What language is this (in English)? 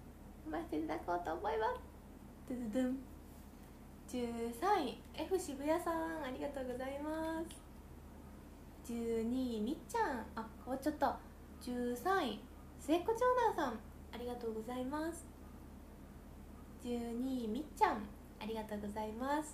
Japanese